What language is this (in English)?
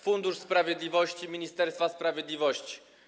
Polish